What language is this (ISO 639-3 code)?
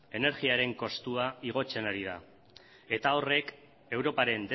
eus